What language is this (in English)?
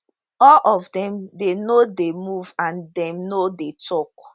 Nigerian Pidgin